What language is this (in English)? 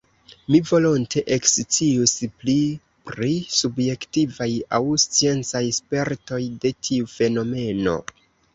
Esperanto